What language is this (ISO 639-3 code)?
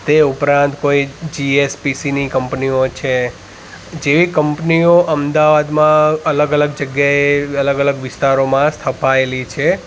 guj